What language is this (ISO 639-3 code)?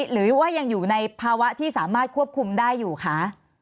tha